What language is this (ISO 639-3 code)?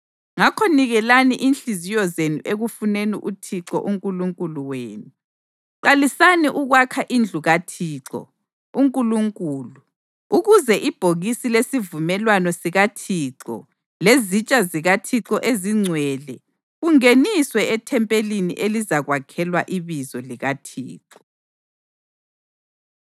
nde